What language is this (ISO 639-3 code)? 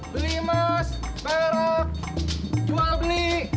ind